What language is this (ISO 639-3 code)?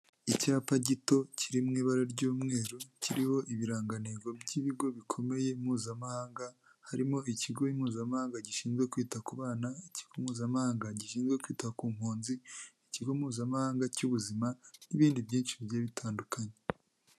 kin